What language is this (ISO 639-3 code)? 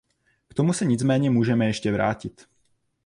ces